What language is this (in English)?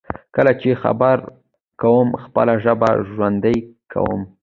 Pashto